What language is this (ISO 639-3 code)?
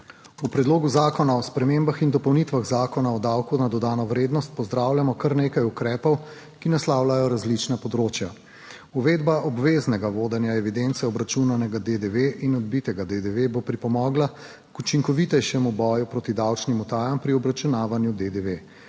slv